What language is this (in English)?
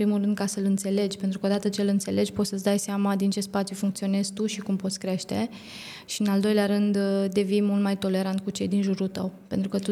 Romanian